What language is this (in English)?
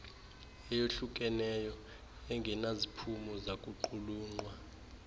Xhosa